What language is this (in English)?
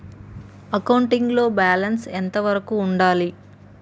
Telugu